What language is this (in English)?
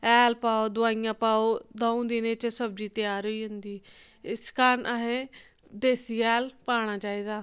Dogri